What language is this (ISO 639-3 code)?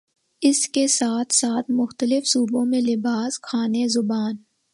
urd